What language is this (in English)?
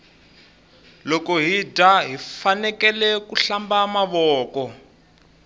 Tsonga